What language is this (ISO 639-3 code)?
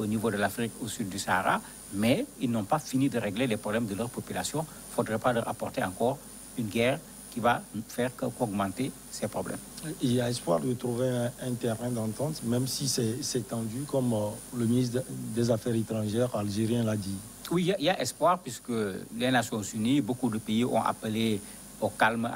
fra